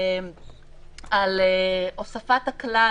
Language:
Hebrew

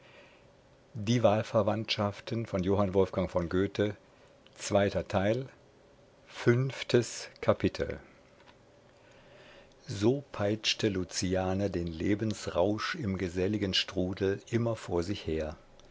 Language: German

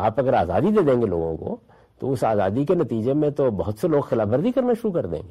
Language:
Urdu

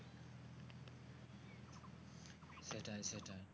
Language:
Bangla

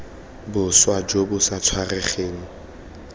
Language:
Tswana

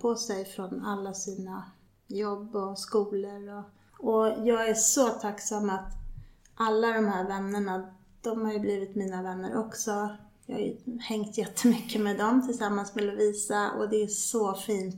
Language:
Swedish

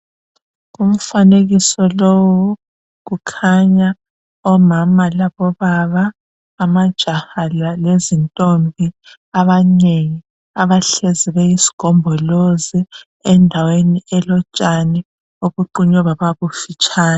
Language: North Ndebele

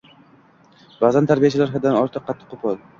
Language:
Uzbek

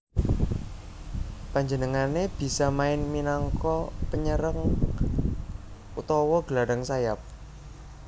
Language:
Javanese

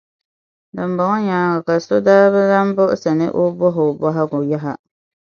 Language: Dagbani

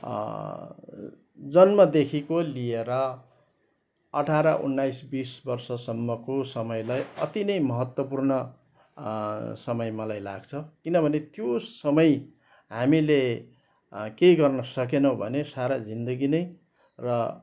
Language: Nepali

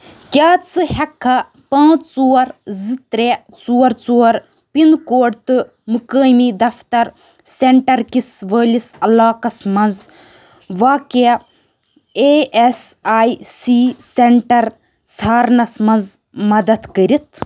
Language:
Kashmiri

